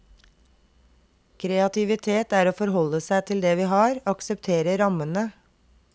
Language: Norwegian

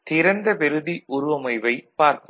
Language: Tamil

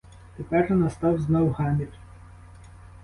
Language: Ukrainian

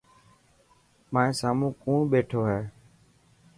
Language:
Dhatki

